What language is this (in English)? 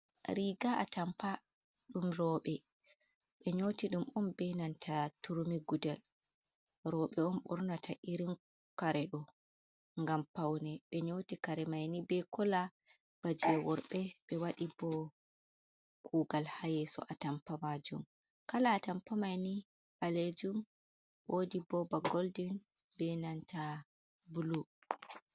Fula